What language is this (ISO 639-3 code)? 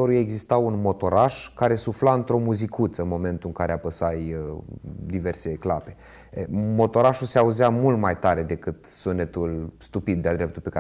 ron